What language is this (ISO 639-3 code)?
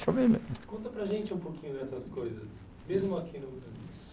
por